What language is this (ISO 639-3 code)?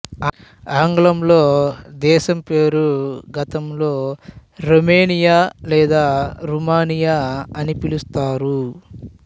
tel